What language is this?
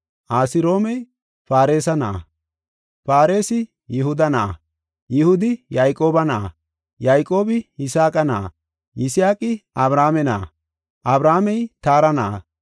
Gofa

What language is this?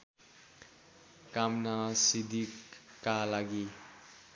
Nepali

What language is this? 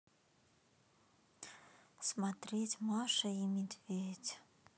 Russian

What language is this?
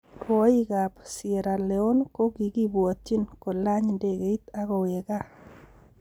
Kalenjin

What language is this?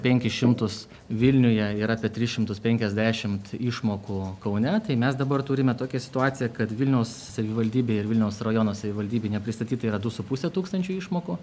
Lithuanian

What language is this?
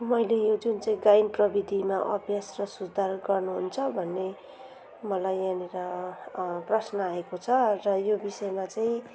Nepali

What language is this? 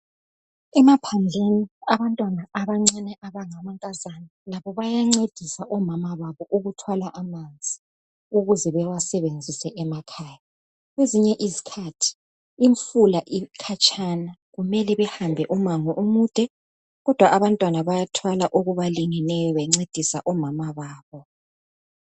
North Ndebele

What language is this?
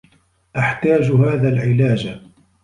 Arabic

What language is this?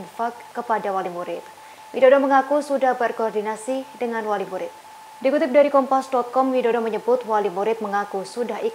Indonesian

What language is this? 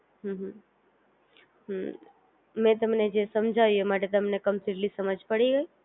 Gujarati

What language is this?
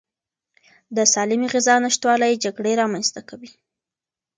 Pashto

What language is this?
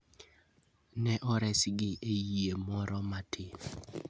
Luo (Kenya and Tanzania)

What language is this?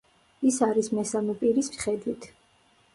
Georgian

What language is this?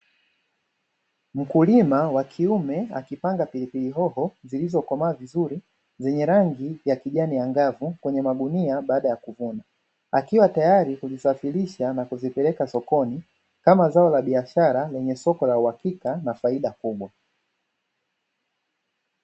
Swahili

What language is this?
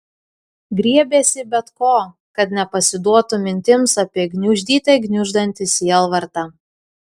Lithuanian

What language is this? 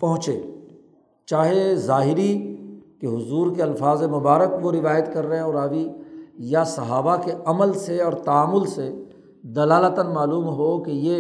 Urdu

